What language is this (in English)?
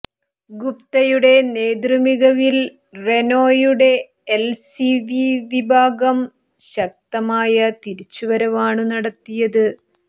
Malayalam